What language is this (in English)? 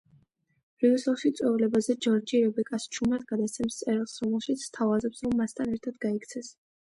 Georgian